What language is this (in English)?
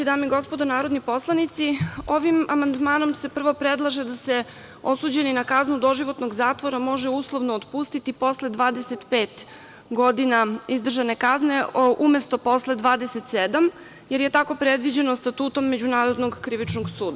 Serbian